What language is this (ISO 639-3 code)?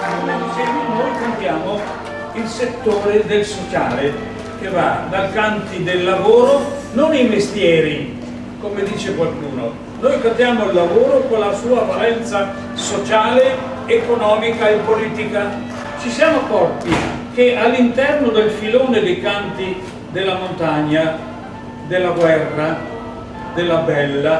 ita